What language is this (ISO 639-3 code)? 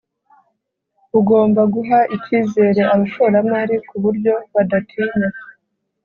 kin